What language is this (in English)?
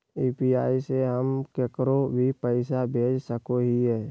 Magahi